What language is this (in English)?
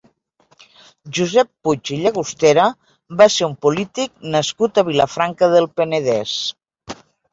Catalan